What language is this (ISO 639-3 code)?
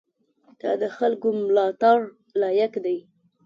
pus